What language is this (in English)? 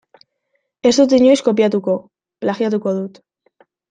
Basque